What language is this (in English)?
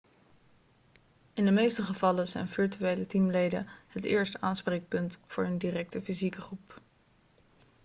Dutch